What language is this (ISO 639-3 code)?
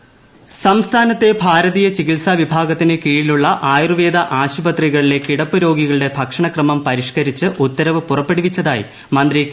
mal